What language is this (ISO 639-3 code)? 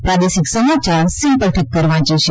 guj